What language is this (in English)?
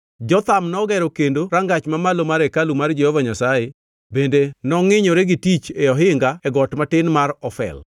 Luo (Kenya and Tanzania)